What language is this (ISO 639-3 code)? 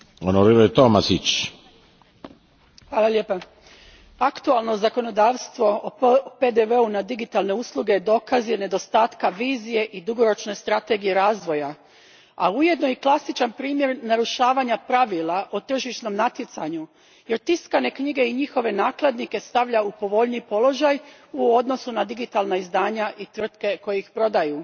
hrv